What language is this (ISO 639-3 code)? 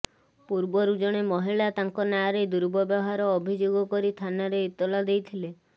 ori